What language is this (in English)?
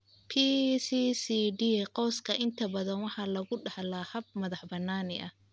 Somali